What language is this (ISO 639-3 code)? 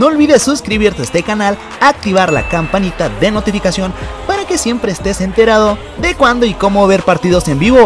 spa